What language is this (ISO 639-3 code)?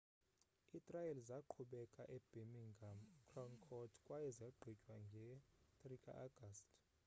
xho